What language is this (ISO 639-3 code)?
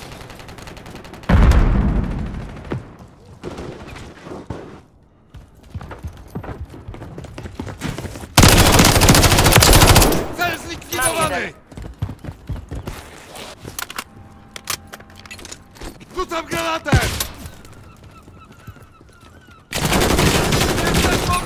pol